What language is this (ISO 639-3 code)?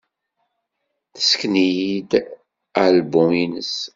kab